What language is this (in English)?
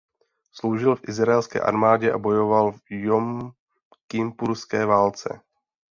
Czech